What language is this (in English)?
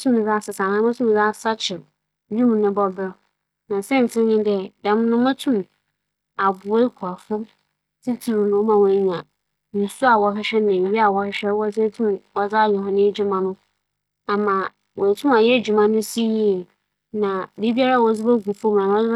Akan